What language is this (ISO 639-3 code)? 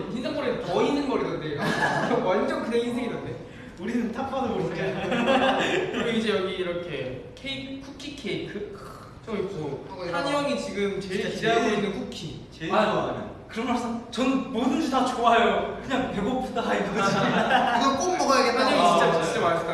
kor